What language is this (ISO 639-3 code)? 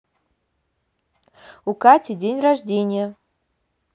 rus